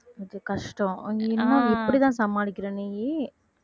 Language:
Tamil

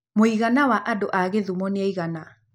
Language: Kikuyu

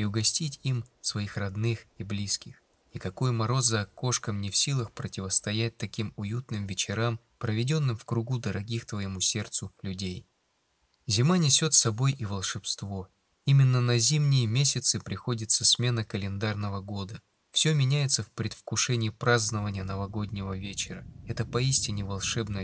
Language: Russian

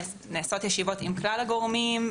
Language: Hebrew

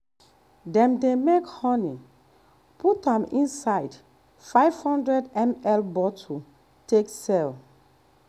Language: Nigerian Pidgin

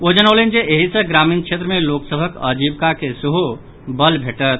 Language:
Maithili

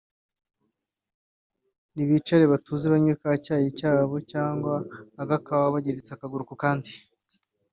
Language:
Kinyarwanda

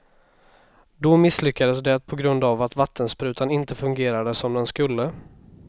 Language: Swedish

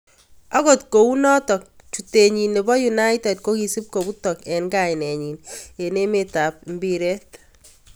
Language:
Kalenjin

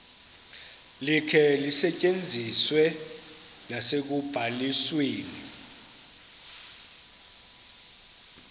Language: Xhosa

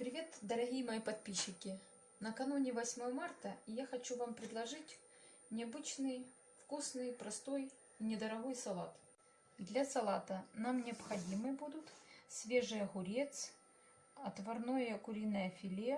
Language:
Russian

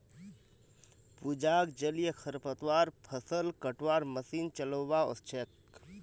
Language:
Magahi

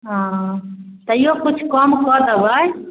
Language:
Maithili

